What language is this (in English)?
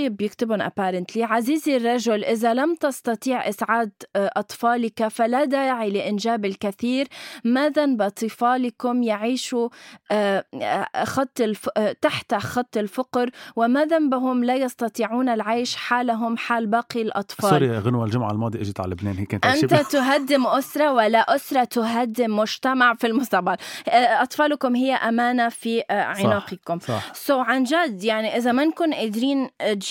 Arabic